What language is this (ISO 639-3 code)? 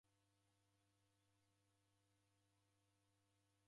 dav